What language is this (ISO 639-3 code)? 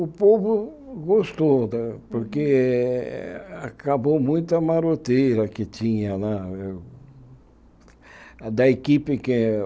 por